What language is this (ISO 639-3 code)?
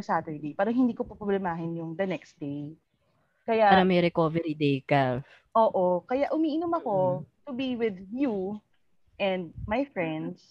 fil